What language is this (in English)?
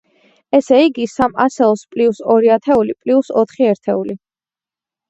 Georgian